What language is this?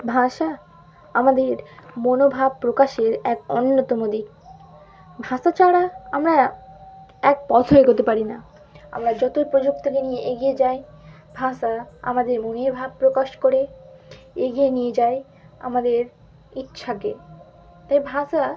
Bangla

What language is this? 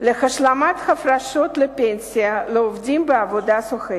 Hebrew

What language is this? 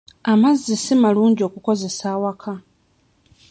Ganda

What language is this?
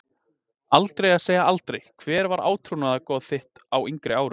Icelandic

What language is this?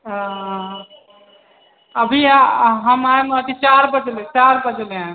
Maithili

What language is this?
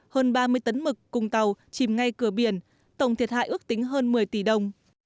Vietnamese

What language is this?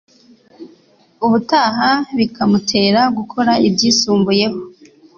Kinyarwanda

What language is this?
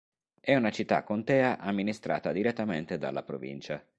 Italian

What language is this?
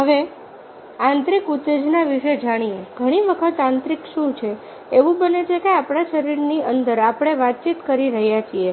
Gujarati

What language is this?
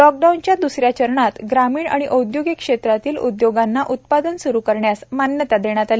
Marathi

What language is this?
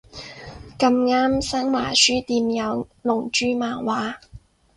Cantonese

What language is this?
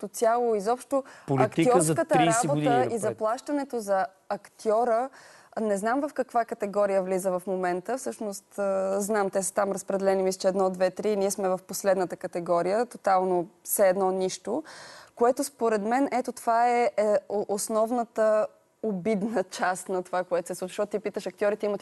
Bulgarian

